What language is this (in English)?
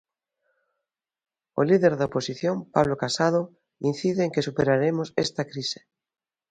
Galician